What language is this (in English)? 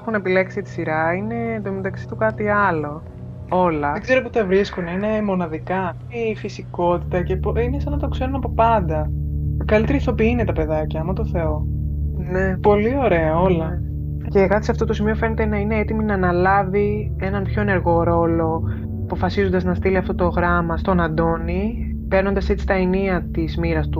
Greek